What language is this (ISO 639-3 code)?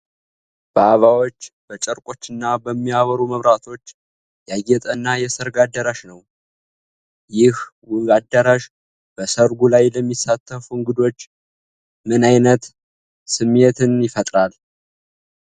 amh